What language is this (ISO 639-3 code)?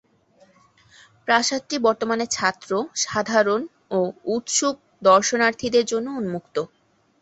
ben